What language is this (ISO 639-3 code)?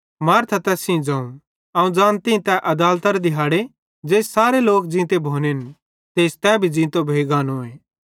bhd